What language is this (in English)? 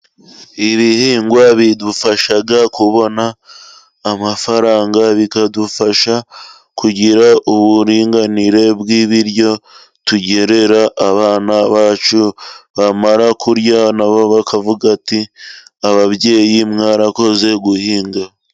Kinyarwanda